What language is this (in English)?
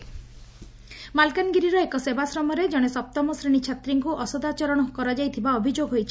Odia